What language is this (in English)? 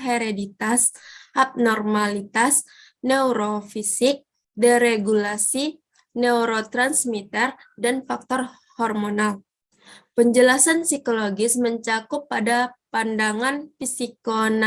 Indonesian